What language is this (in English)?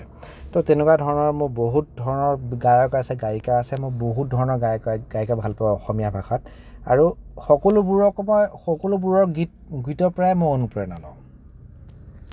Assamese